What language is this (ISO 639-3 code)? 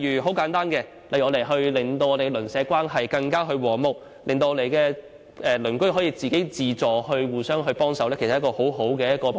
yue